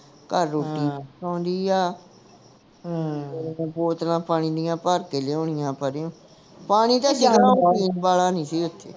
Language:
Punjabi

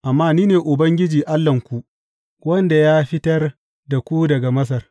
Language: Hausa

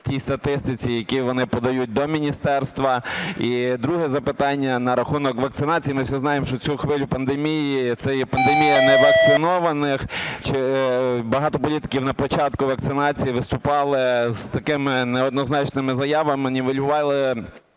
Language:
Ukrainian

